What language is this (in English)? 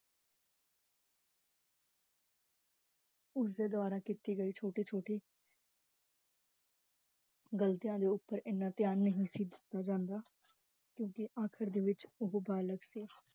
Punjabi